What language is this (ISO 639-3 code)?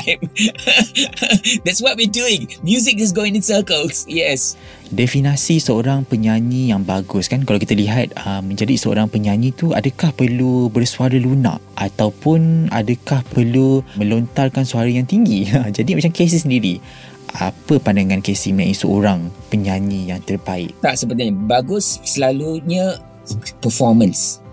msa